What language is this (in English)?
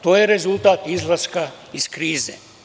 Serbian